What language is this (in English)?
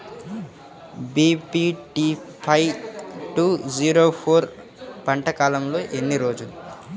Telugu